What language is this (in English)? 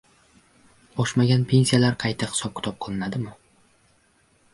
Uzbek